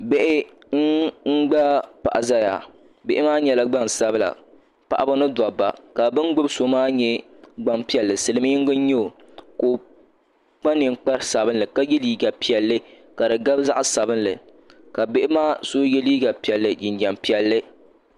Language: Dagbani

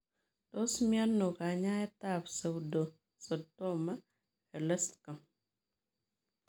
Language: Kalenjin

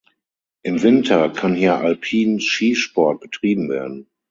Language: German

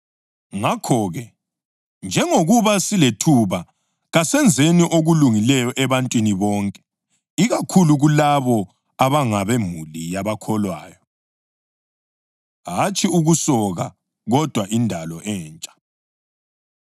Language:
North Ndebele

